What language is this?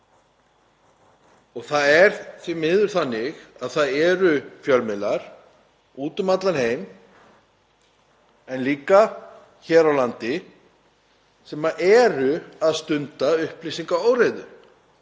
Icelandic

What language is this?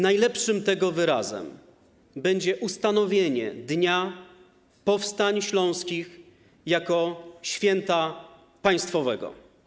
Polish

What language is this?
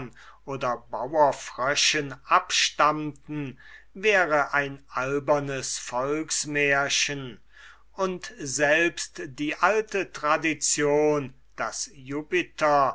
German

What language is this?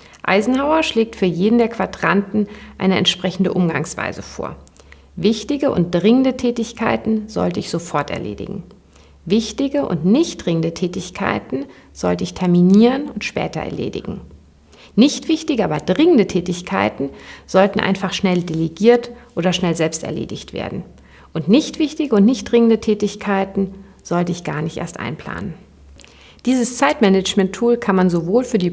German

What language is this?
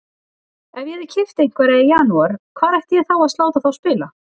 Icelandic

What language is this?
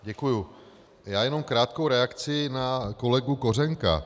Czech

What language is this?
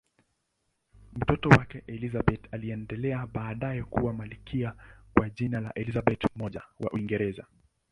Swahili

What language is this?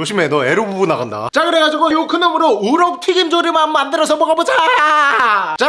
Korean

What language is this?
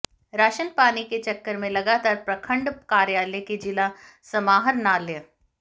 Hindi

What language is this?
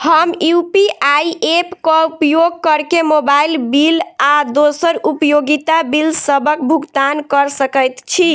Maithili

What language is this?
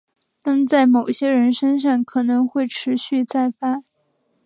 Chinese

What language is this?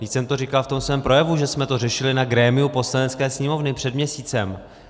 Czech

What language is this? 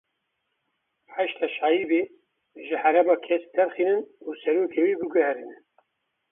Kurdish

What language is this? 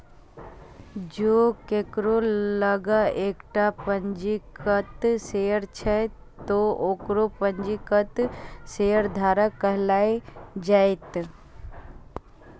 Maithili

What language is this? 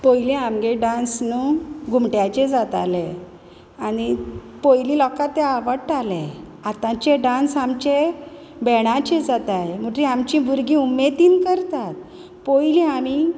Konkani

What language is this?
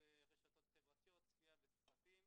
Hebrew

